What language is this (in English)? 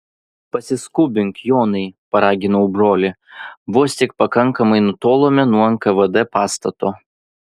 Lithuanian